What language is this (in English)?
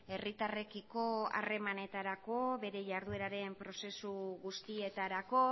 Basque